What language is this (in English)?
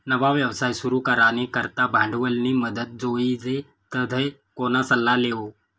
Marathi